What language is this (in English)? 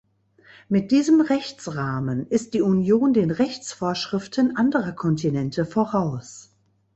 German